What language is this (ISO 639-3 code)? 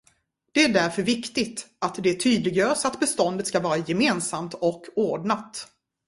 swe